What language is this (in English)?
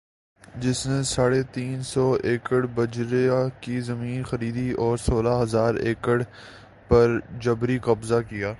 Urdu